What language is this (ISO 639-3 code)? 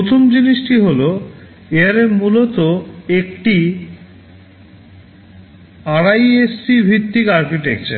ben